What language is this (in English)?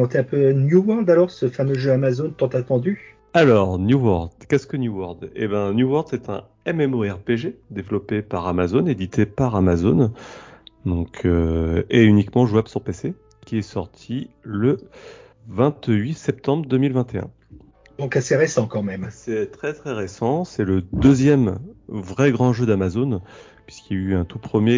French